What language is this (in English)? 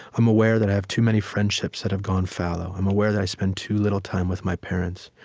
English